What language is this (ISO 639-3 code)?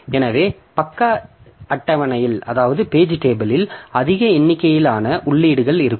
tam